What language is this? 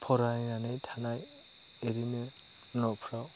Bodo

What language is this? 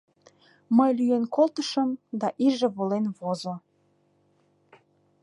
Mari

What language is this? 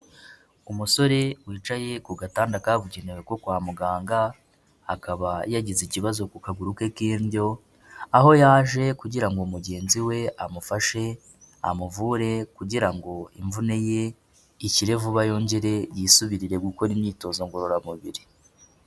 Kinyarwanda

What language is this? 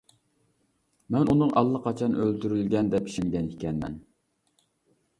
Uyghur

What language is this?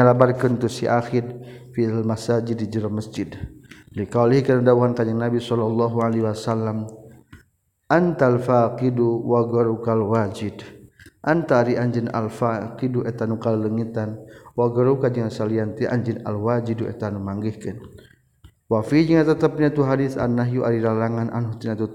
Malay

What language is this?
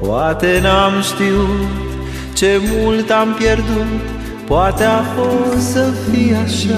Romanian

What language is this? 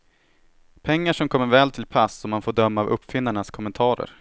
Swedish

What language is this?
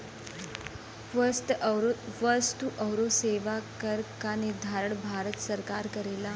Bhojpuri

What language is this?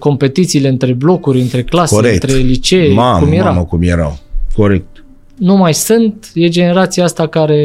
Romanian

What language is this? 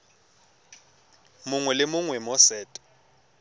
Tswana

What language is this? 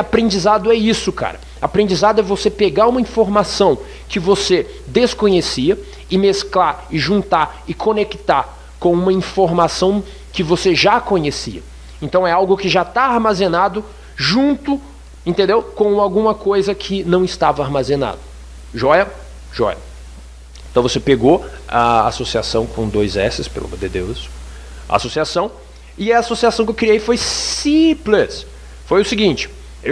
Portuguese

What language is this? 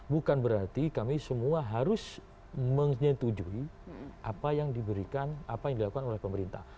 Indonesian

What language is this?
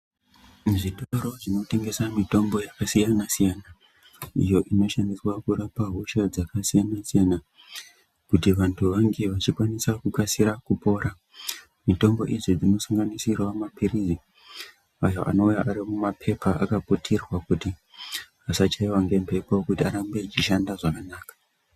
Ndau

